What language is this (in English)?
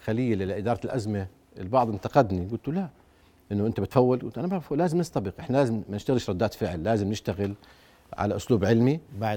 Arabic